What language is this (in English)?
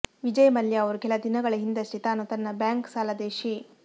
Kannada